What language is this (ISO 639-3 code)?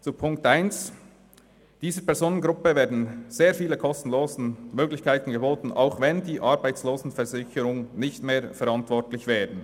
gsw